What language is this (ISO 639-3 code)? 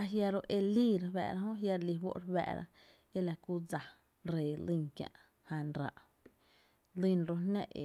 cte